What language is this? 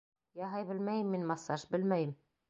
Bashkir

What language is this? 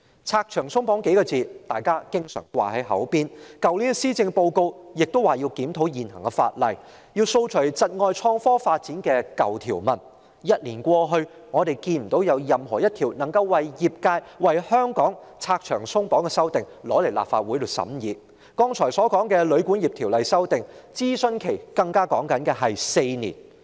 Cantonese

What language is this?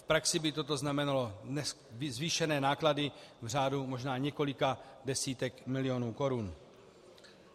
Czech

